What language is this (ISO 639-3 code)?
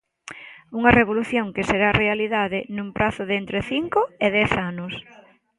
glg